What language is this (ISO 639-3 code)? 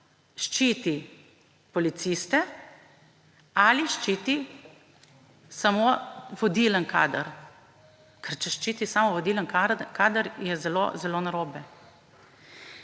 slv